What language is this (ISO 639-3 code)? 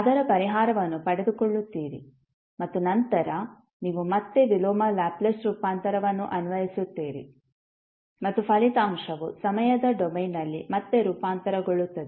kan